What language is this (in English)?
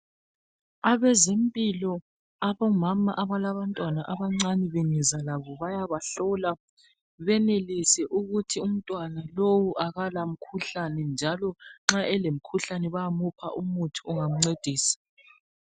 North Ndebele